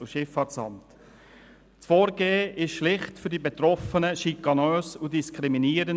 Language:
Swiss German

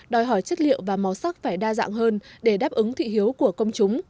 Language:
Vietnamese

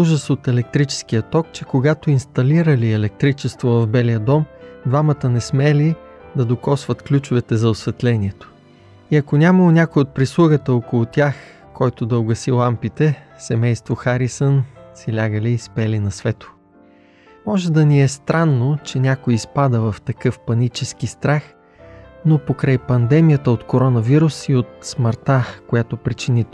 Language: Bulgarian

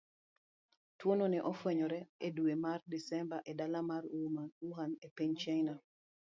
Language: Luo (Kenya and Tanzania)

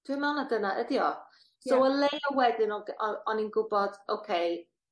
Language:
Welsh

